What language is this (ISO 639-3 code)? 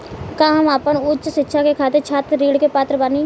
bho